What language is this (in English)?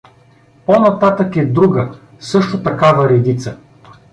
Bulgarian